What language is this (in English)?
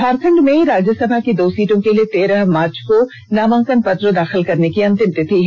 Hindi